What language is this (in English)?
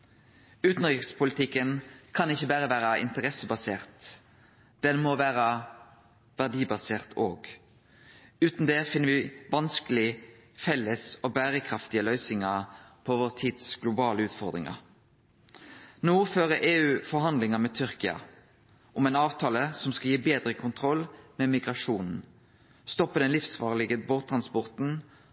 Norwegian Nynorsk